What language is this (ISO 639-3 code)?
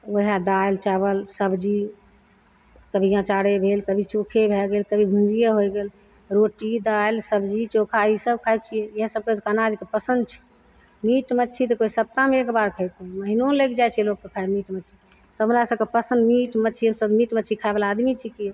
mai